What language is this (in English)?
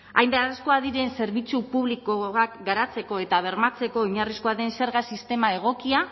Basque